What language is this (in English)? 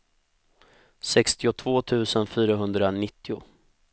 Swedish